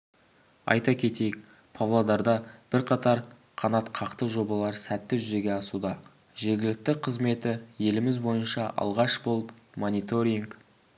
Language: Kazakh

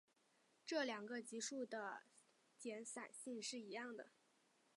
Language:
Chinese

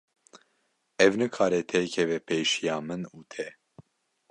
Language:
Kurdish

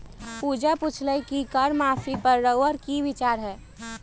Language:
Magahi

